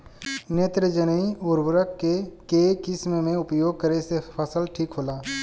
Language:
Bhojpuri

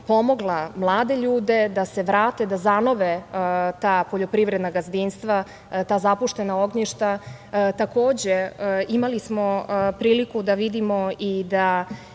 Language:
Serbian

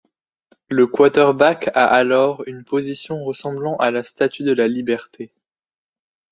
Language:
French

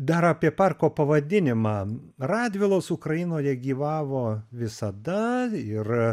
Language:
Lithuanian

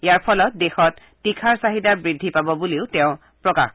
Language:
Assamese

